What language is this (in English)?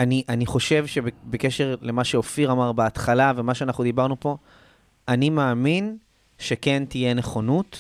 Hebrew